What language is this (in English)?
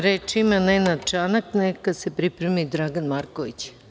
Serbian